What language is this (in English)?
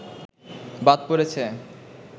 Bangla